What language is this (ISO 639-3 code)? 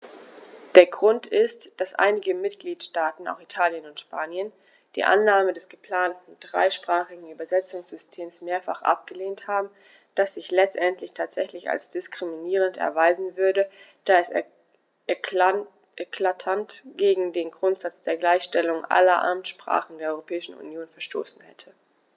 deu